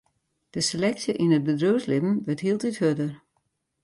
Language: Western Frisian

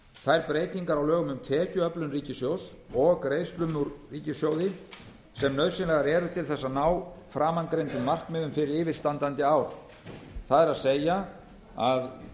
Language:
Icelandic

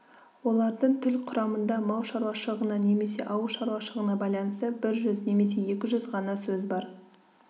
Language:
Kazakh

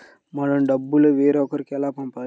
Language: Telugu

